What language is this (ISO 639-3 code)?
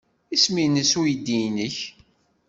kab